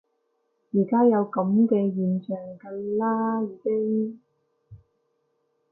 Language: Cantonese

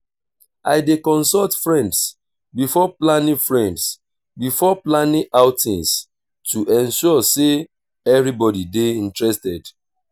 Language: Nigerian Pidgin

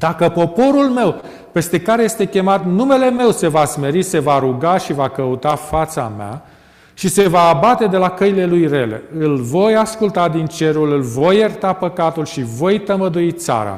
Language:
Romanian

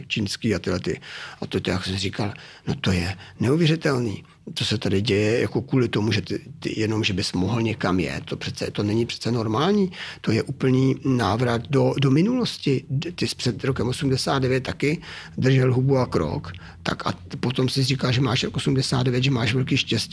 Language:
Czech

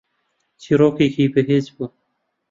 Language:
Central Kurdish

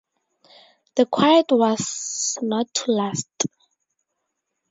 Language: English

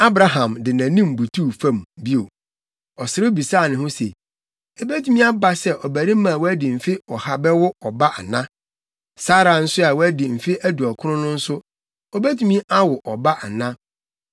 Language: Akan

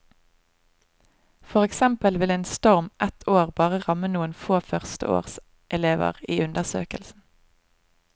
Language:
Norwegian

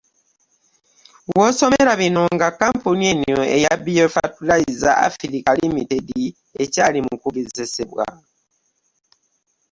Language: Ganda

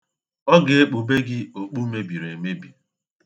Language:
Igbo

